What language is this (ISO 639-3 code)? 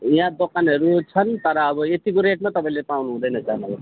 nep